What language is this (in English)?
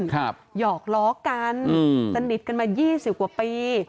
Thai